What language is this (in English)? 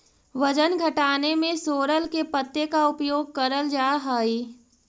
Magahi